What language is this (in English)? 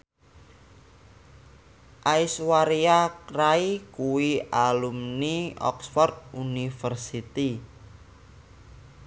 Javanese